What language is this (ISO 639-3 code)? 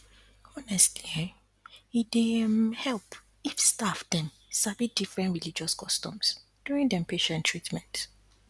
pcm